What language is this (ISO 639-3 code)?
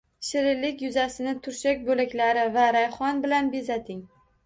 uzb